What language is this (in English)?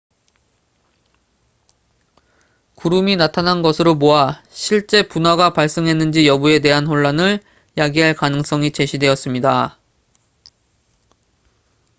Korean